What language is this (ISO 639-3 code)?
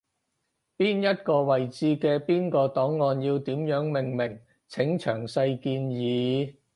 yue